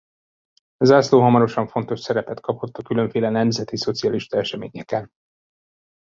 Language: Hungarian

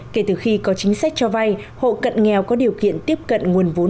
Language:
Vietnamese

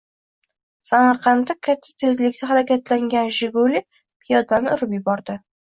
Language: Uzbek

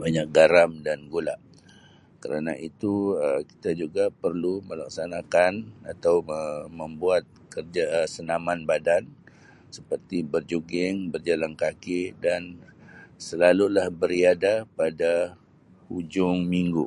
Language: Sabah Malay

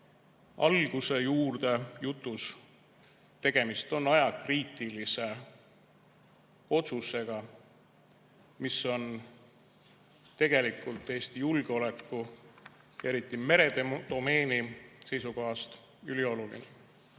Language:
Estonian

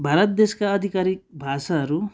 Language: Nepali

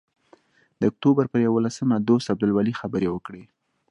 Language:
Pashto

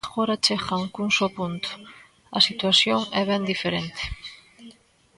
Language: Galician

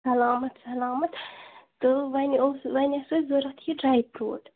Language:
Kashmiri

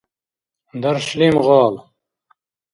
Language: Dargwa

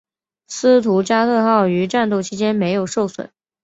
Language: Chinese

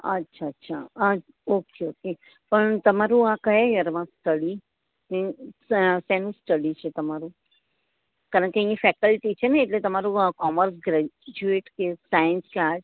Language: Gujarati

